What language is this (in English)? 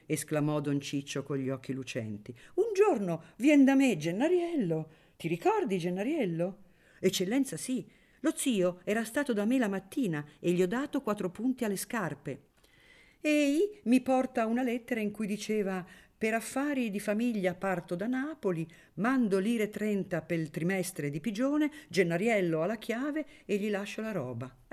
Italian